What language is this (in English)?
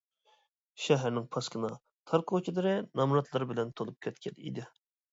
Uyghur